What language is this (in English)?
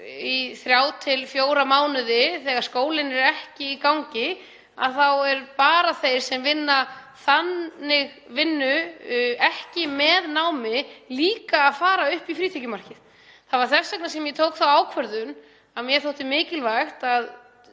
Icelandic